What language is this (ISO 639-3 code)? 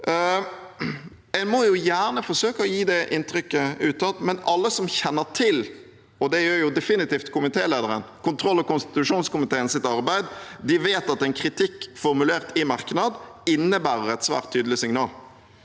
nor